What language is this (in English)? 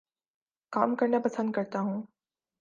Urdu